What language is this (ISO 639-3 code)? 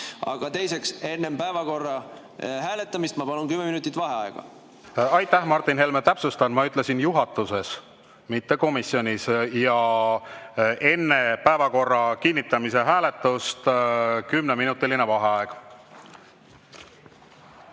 est